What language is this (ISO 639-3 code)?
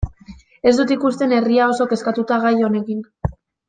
eus